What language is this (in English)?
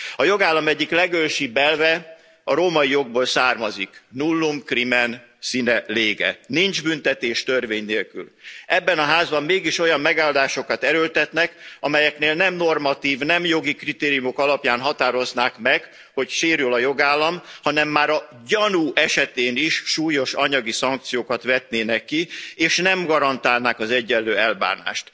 Hungarian